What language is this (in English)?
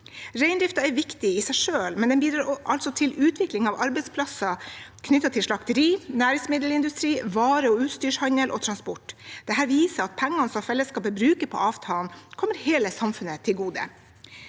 Norwegian